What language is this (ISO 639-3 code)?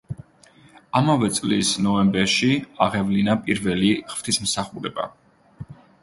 kat